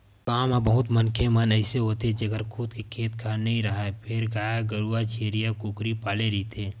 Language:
Chhattisgarhi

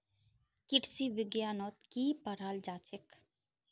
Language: Magahi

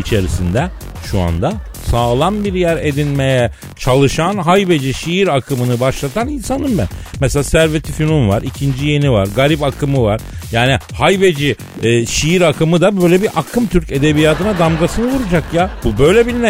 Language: Turkish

